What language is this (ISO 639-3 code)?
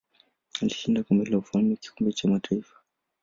swa